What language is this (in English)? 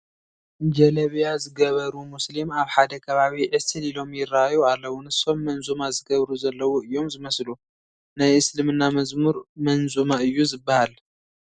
Tigrinya